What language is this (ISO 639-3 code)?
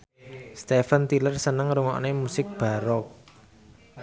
jav